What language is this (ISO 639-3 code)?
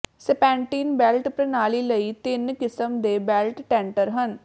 pan